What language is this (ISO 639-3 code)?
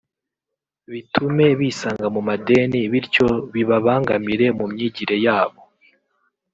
kin